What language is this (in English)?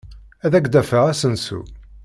Kabyle